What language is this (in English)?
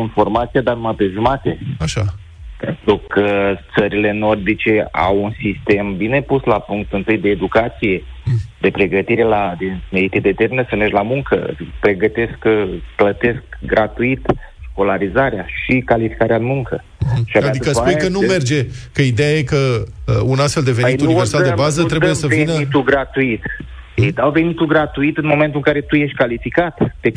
Romanian